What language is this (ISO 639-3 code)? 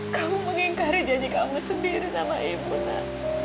ind